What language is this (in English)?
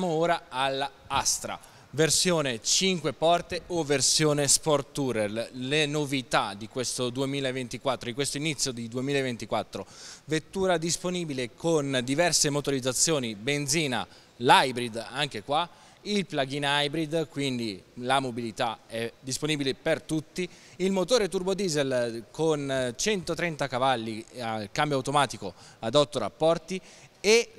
Italian